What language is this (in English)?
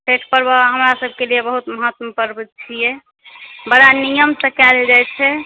Maithili